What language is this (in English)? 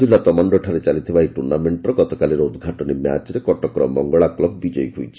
Odia